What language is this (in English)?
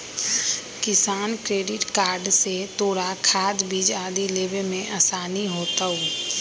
Magahi